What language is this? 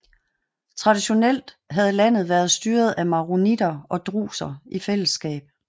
Danish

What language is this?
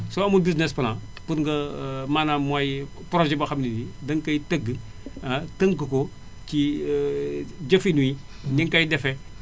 Wolof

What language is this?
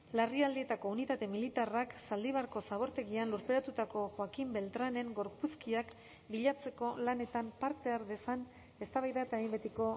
Basque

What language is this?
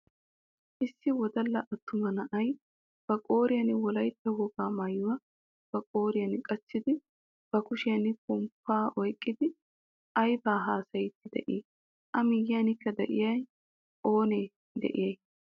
Wolaytta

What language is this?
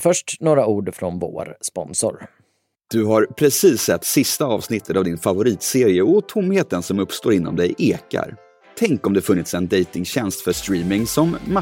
Swedish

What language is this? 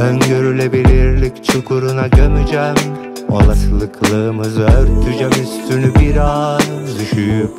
Turkish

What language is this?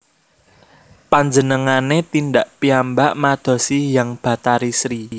Javanese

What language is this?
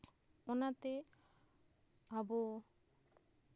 Santali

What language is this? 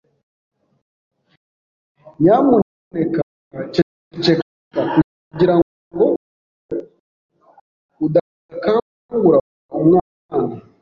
Kinyarwanda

